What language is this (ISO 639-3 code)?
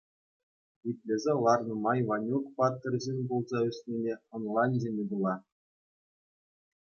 chv